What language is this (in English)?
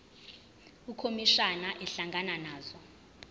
Zulu